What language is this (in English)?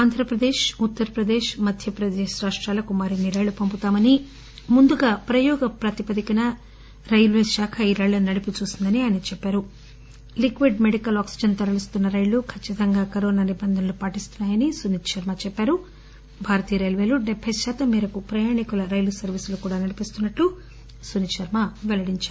Telugu